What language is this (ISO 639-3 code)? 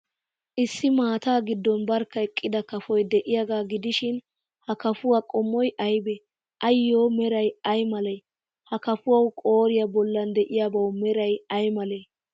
wal